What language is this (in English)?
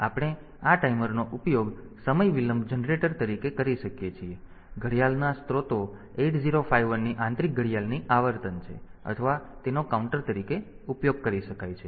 Gujarati